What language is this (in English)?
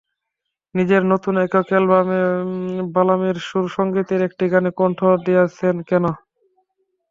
Bangla